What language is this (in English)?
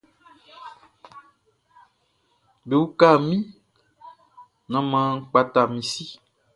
Baoulé